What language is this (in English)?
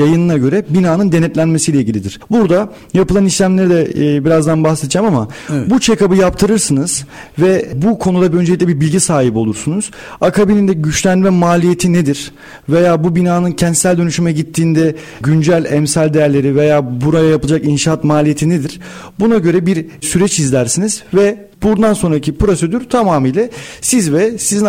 Turkish